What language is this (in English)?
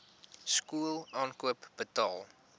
Afrikaans